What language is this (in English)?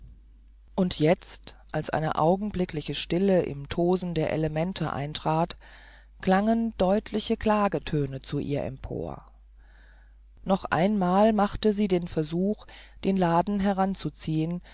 German